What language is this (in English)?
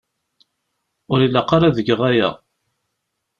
Kabyle